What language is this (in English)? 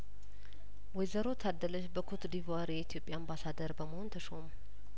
Amharic